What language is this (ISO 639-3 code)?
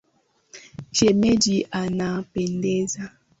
swa